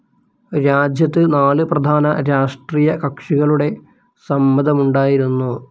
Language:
Malayalam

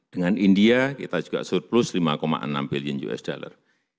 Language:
Indonesian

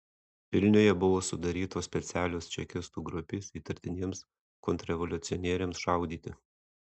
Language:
Lithuanian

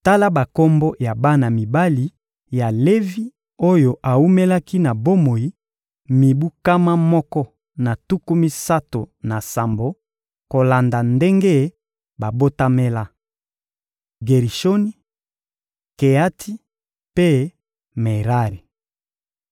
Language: Lingala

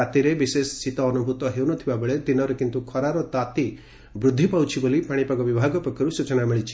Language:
Odia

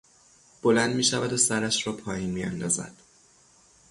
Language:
Persian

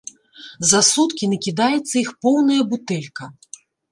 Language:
Belarusian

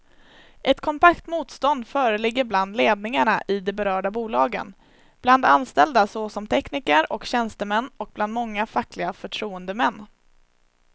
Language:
Swedish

